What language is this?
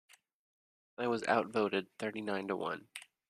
English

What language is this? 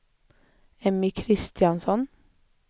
Swedish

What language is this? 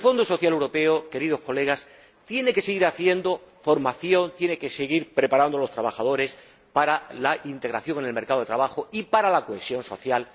Spanish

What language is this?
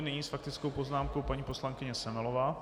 Czech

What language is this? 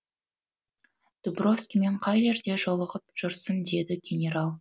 Kazakh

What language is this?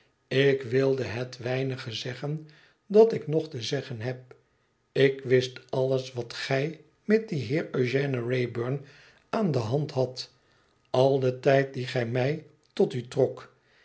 Dutch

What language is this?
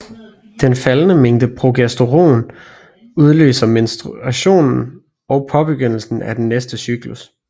Danish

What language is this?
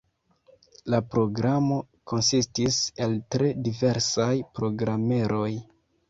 Esperanto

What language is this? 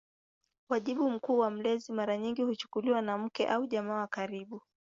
Swahili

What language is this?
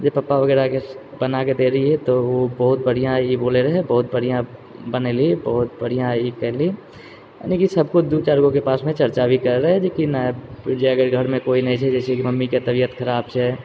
Maithili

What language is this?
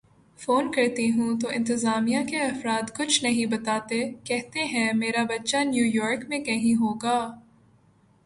Urdu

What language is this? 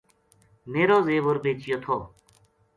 Gujari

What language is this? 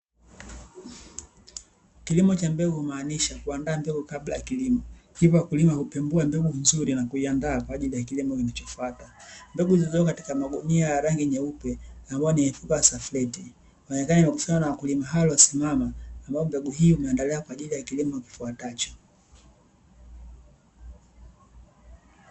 Swahili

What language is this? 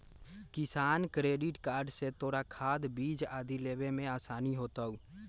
Magahi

